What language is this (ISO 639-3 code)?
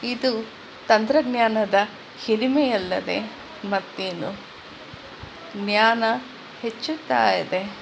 kan